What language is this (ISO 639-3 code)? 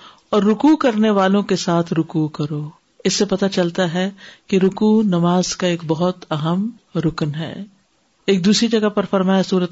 urd